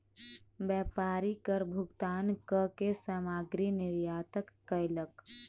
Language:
Maithili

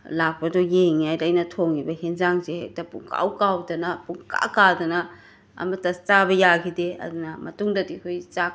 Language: Manipuri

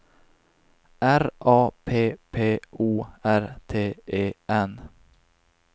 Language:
Swedish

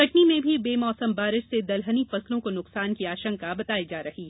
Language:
Hindi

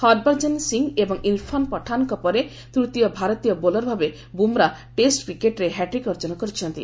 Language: Odia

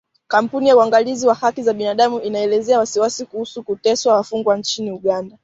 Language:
Swahili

